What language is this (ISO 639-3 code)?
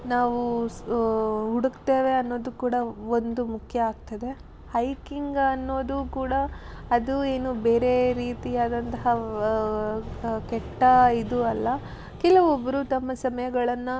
kan